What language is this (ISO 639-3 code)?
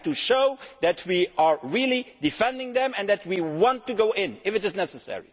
eng